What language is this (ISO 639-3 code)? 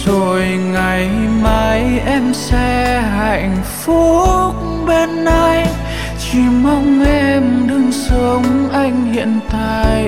vie